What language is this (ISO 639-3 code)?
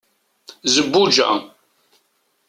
kab